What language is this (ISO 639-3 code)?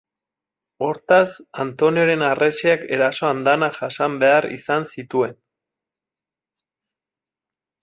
eus